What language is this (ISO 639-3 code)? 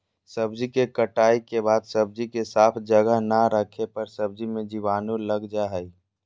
mag